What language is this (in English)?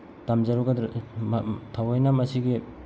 Manipuri